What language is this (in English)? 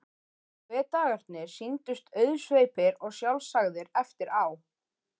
Icelandic